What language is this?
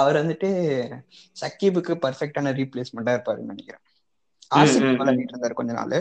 Tamil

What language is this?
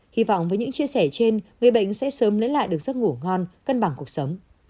Vietnamese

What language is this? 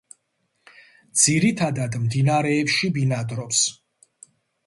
Georgian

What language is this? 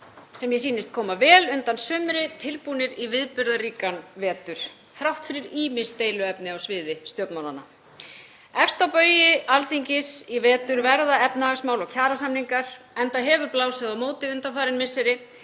Icelandic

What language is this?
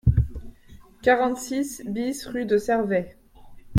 French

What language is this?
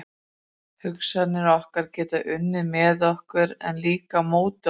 Icelandic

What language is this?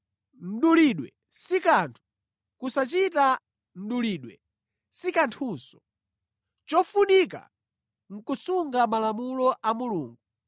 Nyanja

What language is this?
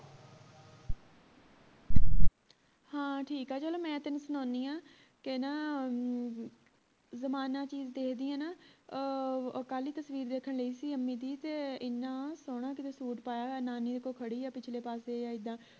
Punjabi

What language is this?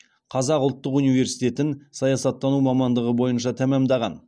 Kazakh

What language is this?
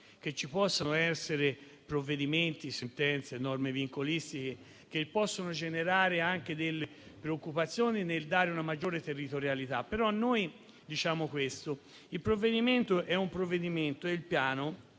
Italian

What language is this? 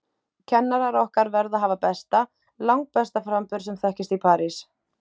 Icelandic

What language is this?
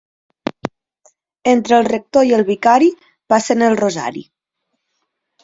Catalan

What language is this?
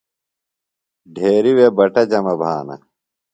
Phalura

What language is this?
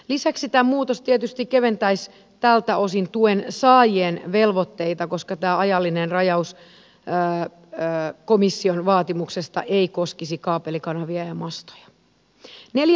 Finnish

